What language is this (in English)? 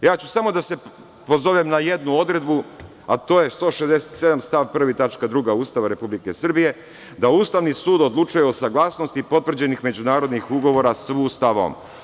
Serbian